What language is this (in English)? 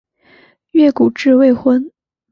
Chinese